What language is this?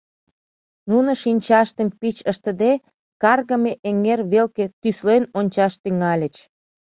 Mari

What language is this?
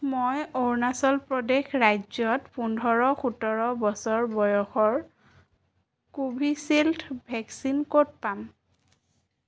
Assamese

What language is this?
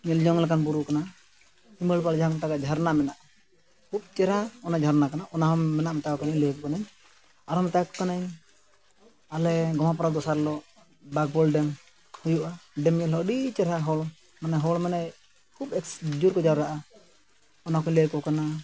Santali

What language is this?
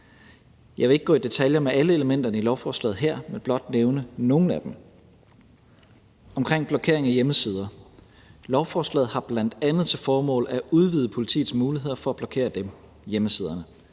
Danish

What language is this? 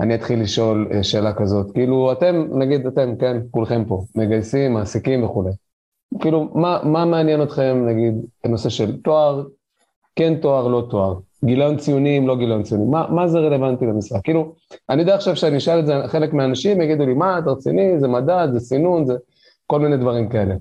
Hebrew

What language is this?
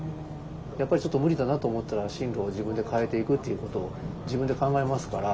Japanese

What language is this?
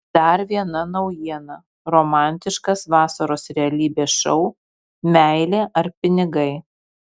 Lithuanian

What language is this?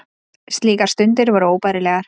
Icelandic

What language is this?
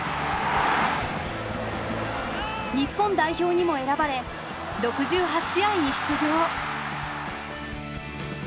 Japanese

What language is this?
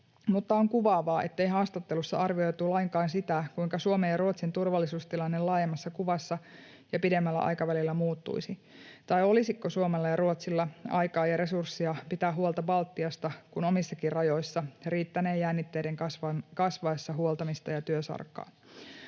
Finnish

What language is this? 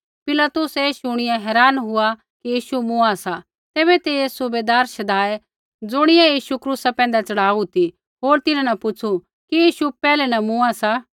Kullu Pahari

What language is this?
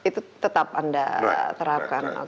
Indonesian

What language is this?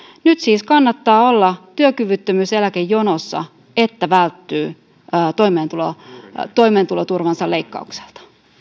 Finnish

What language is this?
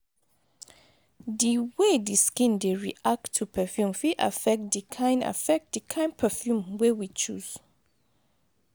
Nigerian Pidgin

